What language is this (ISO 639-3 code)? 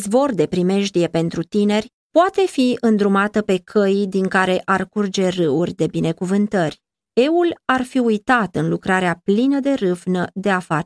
ron